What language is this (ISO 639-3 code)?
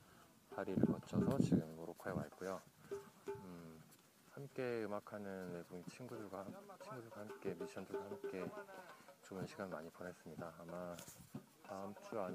kor